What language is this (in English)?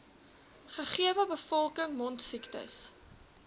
Afrikaans